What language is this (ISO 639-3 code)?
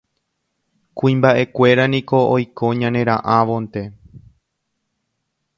grn